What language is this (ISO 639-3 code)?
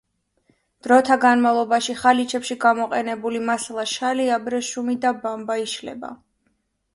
kat